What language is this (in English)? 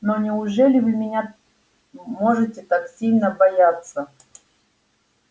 Russian